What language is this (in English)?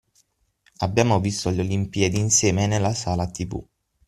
Italian